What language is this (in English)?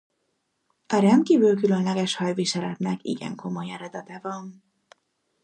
Hungarian